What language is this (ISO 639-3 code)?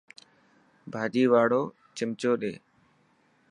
mki